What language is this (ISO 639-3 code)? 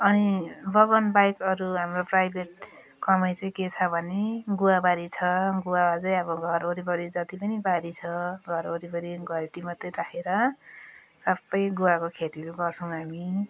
nep